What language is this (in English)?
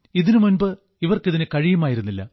Malayalam